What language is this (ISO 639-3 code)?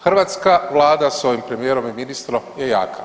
hrv